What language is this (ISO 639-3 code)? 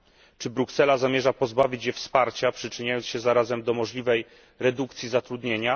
pol